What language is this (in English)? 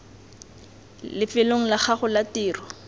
Tswana